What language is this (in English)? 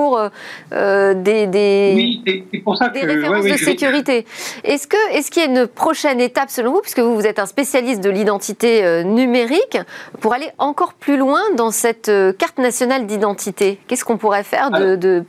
French